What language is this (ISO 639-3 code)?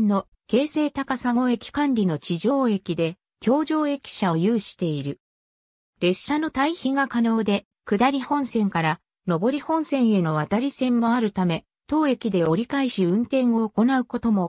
jpn